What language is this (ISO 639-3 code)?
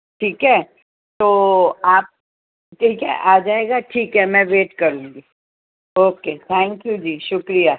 urd